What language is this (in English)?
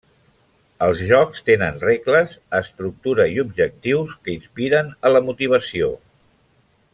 Catalan